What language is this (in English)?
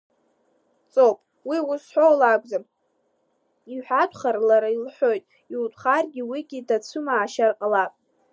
Abkhazian